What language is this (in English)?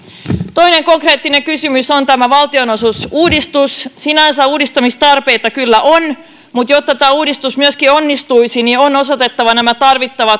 Finnish